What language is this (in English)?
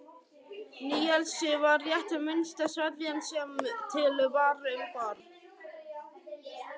Icelandic